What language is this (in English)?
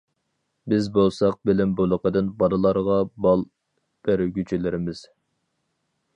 Uyghur